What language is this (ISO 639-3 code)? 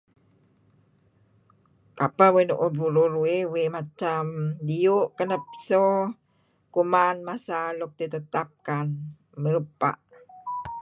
kzi